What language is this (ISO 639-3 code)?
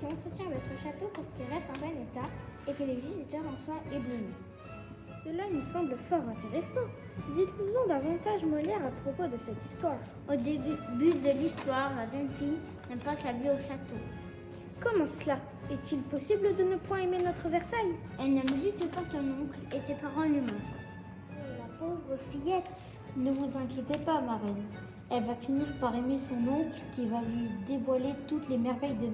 fra